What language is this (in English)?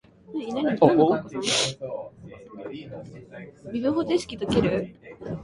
Japanese